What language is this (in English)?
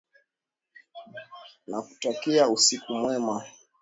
Swahili